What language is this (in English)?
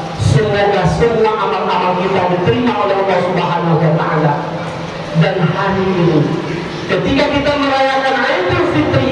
Indonesian